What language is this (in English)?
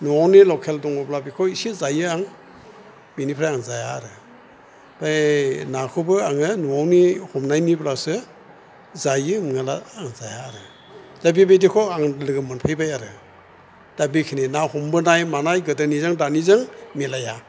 Bodo